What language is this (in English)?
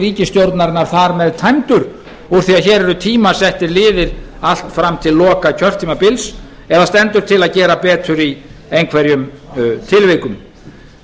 Icelandic